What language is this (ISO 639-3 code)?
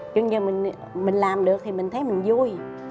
vie